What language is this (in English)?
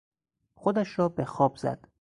Persian